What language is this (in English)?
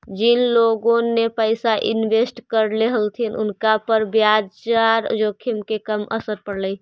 Magahi